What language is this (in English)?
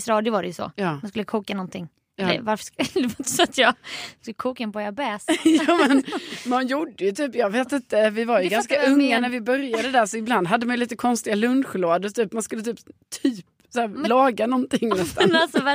Swedish